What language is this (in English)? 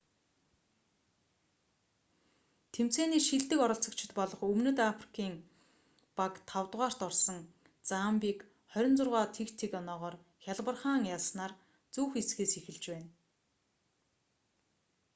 Mongolian